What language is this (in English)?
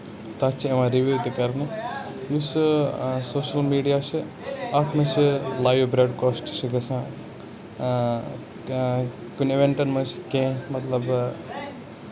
Kashmiri